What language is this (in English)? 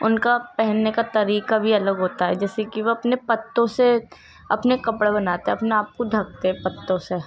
Urdu